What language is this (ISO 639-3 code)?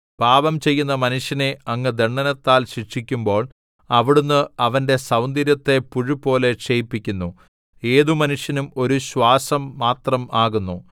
mal